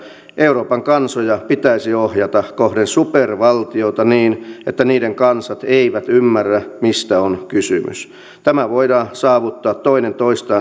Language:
Finnish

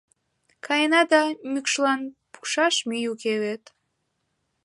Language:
Mari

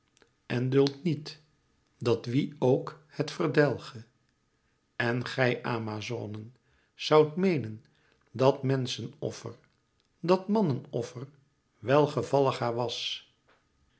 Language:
Dutch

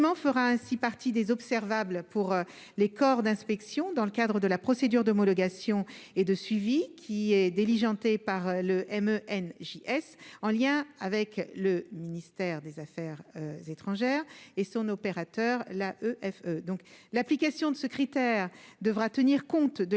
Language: French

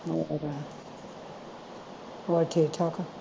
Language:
Punjabi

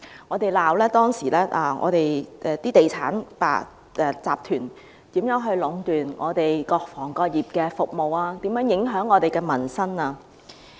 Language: Cantonese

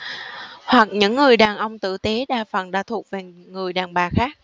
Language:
Vietnamese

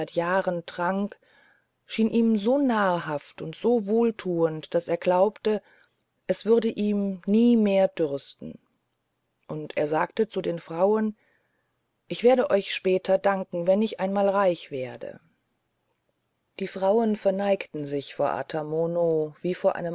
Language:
German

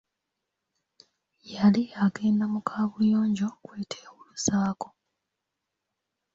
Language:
Ganda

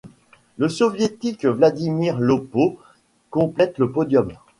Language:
French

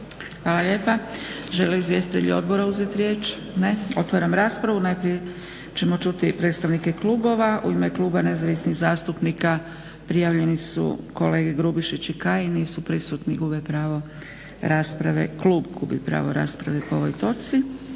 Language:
Croatian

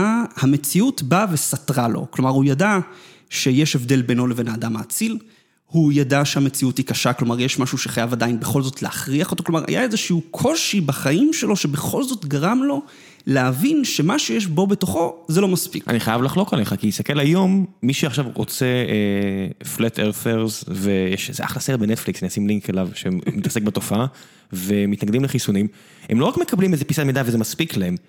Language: Hebrew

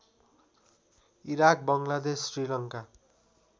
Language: Nepali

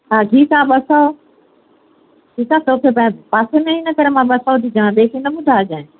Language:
Sindhi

